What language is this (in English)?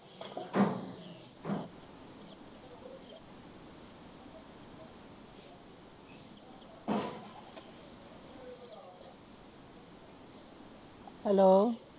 Punjabi